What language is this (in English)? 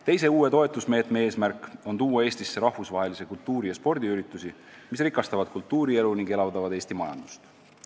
Estonian